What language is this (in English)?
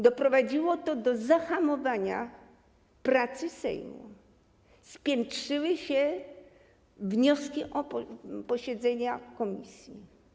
Polish